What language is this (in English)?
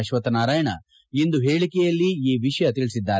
Kannada